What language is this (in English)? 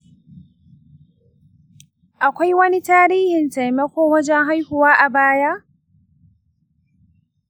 Hausa